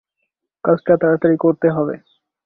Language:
Bangla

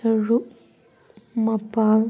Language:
Manipuri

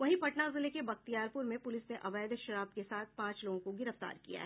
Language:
Hindi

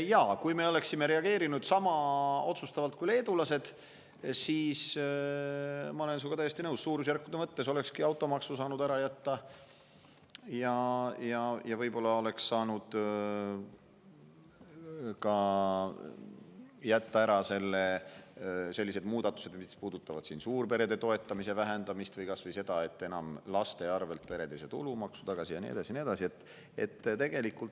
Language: Estonian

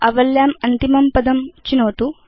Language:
Sanskrit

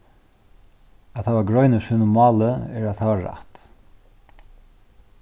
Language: Faroese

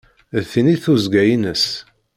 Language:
Kabyle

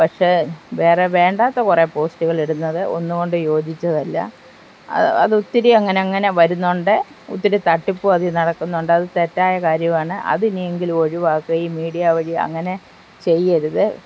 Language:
Malayalam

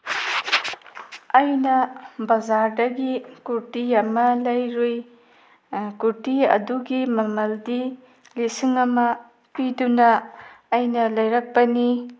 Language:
Manipuri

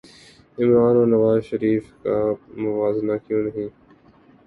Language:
Urdu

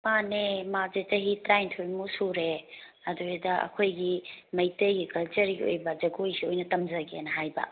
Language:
Manipuri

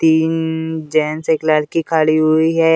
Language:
Hindi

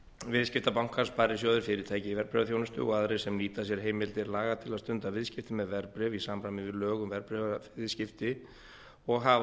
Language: Icelandic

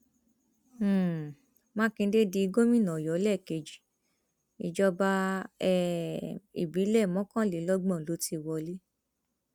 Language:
Yoruba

